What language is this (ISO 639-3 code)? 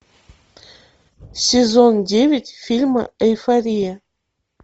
rus